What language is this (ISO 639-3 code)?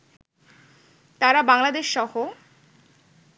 ben